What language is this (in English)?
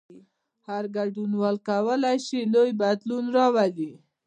Pashto